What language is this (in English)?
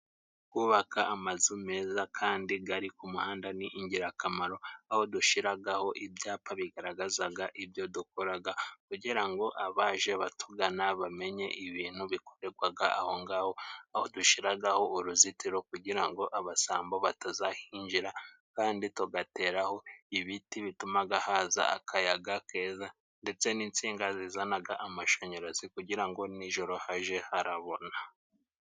Kinyarwanda